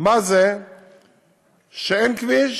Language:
Hebrew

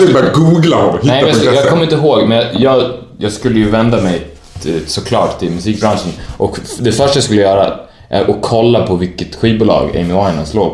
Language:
Swedish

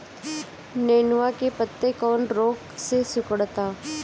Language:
Bhojpuri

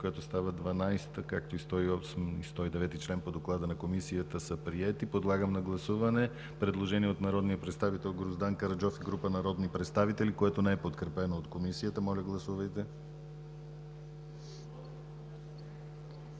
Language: Bulgarian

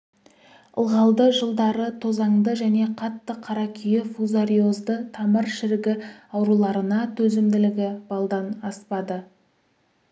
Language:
Kazakh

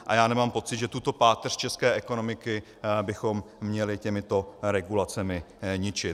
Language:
Czech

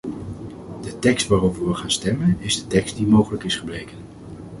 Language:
Dutch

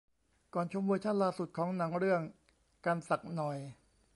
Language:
Thai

